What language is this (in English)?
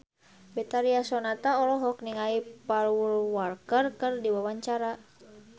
Sundanese